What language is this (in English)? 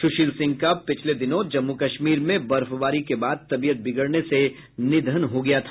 Hindi